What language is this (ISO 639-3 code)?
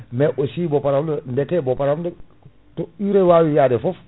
ful